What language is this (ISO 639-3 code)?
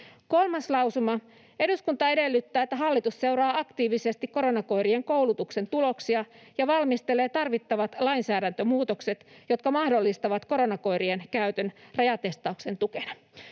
fin